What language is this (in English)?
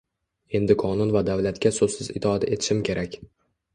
Uzbek